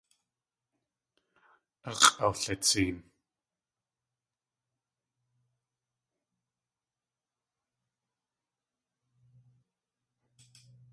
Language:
Tlingit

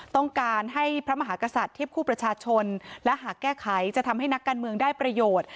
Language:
Thai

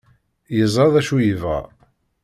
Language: Kabyle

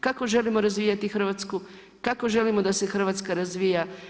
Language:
Croatian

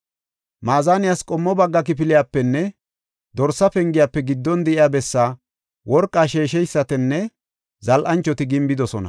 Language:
Gofa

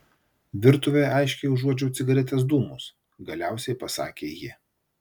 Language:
Lithuanian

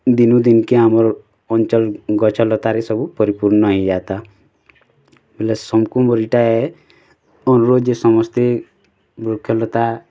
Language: Odia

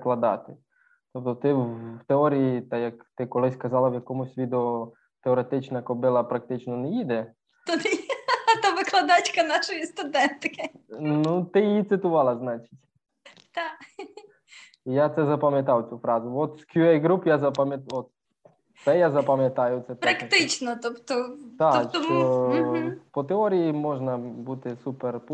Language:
Ukrainian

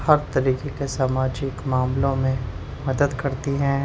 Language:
Urdu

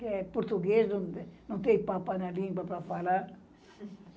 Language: Portuguese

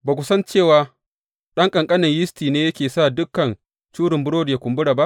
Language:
Hausa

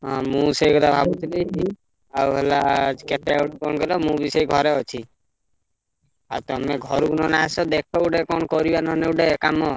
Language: Odia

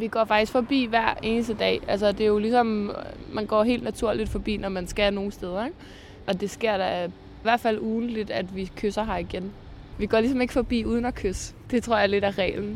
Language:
Danish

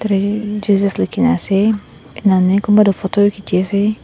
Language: Naga Pidgin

